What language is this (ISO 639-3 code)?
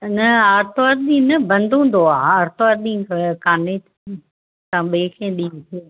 snd